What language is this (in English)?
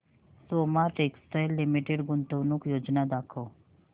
Marathi